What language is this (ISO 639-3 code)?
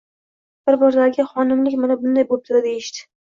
uzb